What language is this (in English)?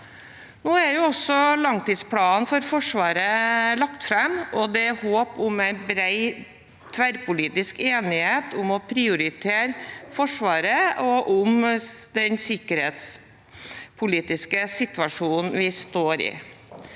Norwegian